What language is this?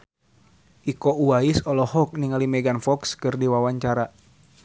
Sundanese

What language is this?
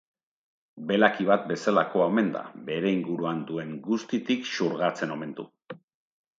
Basque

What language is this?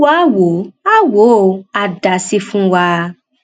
Yoruba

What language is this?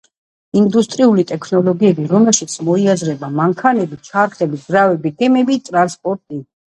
Georgian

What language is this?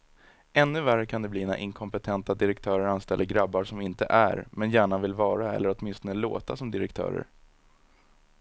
Swedish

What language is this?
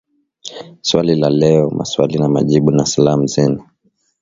Swahili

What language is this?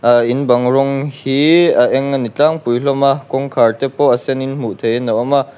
Mizo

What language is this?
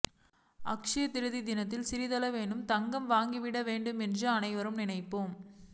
Tamil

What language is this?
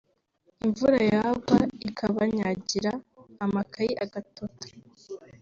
Kinyarwanda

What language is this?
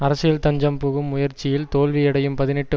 Tamil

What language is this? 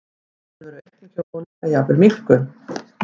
Icelandic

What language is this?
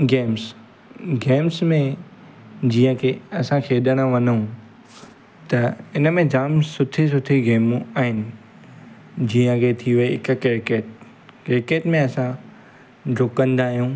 Sindhi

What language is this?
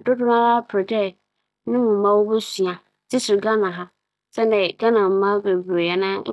Akan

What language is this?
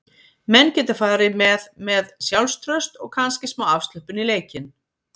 Icelandic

